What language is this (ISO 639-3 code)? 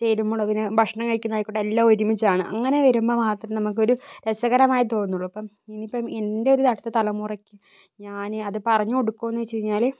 mal